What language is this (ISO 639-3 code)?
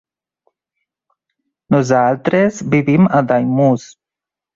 cat